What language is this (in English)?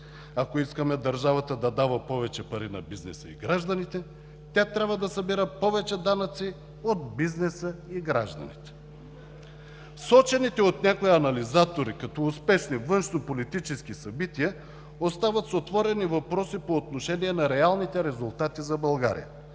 Bulgarian